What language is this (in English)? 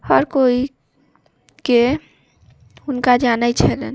Maithili